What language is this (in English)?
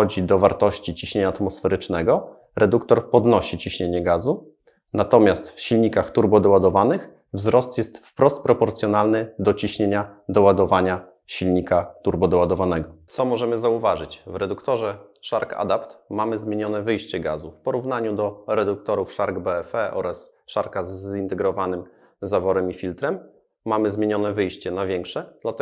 Polish